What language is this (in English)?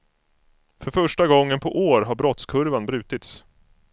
Swedish